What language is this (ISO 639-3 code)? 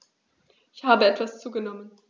deu